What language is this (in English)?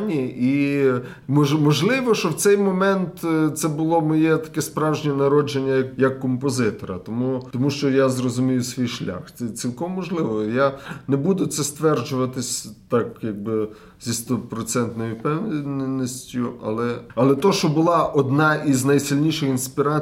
Ukrainian